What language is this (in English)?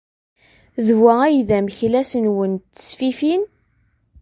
Kabyle